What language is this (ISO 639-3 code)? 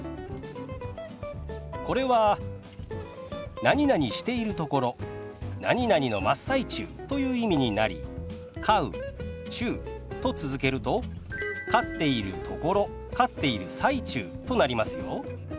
jpn